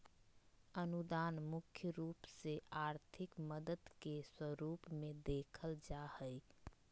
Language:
Magahi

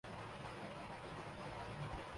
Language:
Urdu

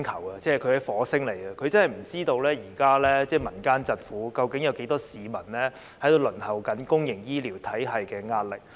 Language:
Cantonese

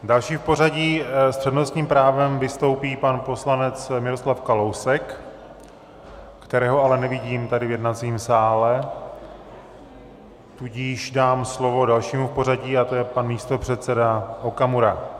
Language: Czech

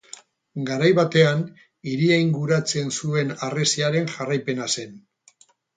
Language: Basque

